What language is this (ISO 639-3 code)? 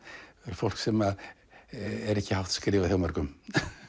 isl